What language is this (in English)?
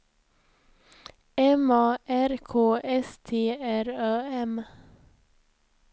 Swedish